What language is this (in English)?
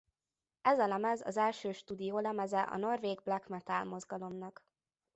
Hungarian